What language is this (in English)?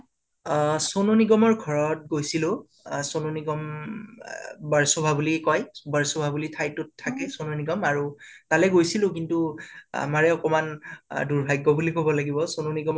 Assamese